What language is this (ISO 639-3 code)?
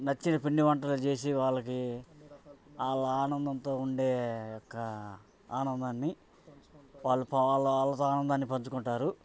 tel